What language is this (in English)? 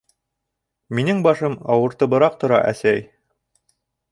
Bashkir